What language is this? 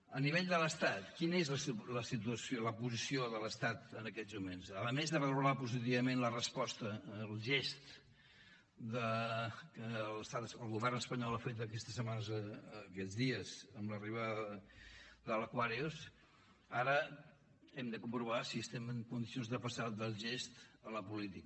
Catalan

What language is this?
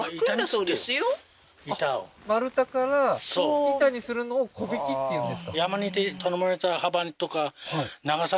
Japanese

